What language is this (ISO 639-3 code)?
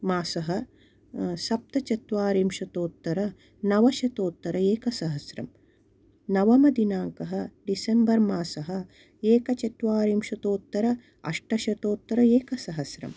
san